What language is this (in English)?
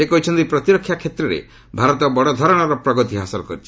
Odia